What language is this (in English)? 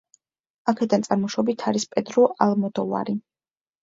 Georgian